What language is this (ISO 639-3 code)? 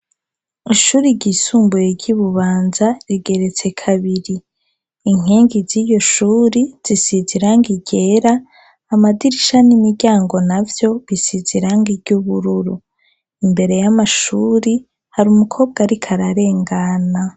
run